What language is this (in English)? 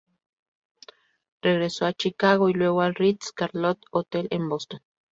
Spanish